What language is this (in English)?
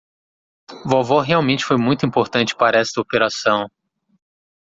Portuguese